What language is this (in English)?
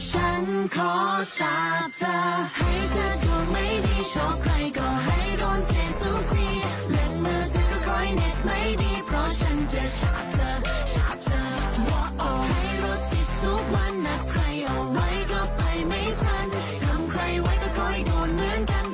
Thai